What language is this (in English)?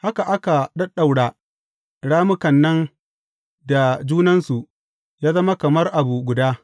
Hausa